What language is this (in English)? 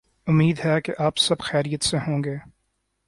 Urdu